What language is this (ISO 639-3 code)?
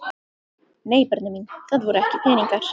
isl